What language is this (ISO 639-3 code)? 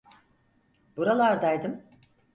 tur